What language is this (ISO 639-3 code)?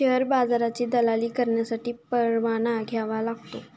mar